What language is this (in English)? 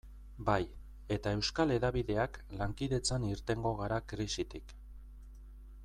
Basque